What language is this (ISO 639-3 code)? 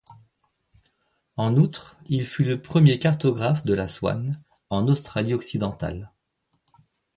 fra